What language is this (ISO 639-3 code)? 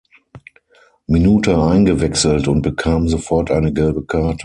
deu